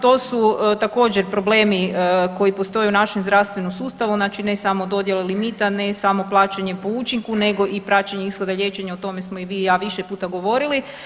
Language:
Croatian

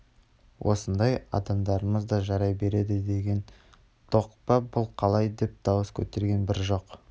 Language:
Kazakh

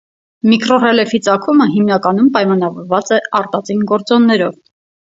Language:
Armenian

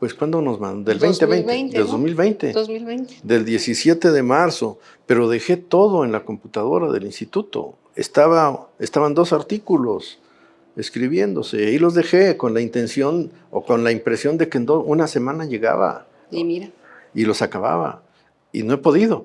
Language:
Spanish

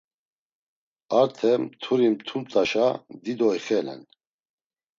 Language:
Laz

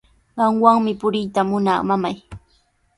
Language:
Sihuas Ancash Quechua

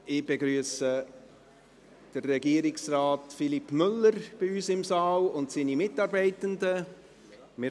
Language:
Swiss German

